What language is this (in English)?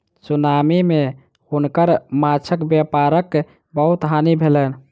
Maithili